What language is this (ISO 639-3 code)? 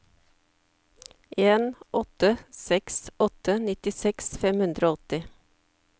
nor